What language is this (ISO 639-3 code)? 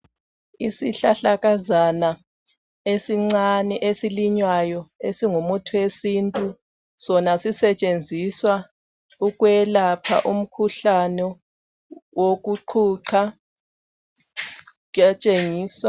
nde